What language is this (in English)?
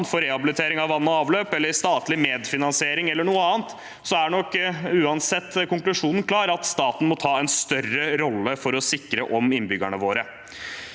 Norwegian